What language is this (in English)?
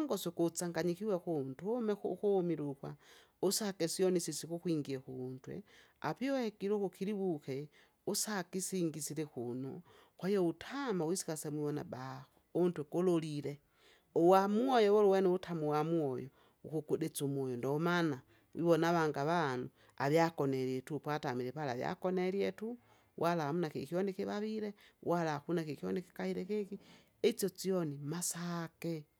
Kinga